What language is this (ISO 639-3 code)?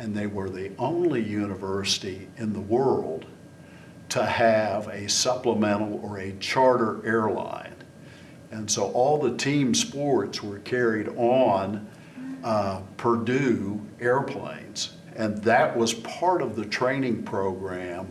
eng